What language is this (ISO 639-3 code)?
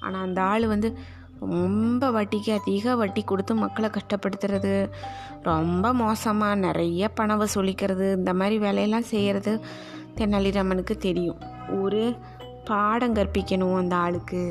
tam